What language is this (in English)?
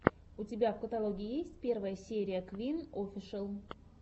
Russian